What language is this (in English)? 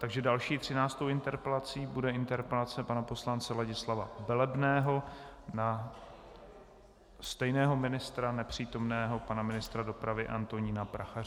Czech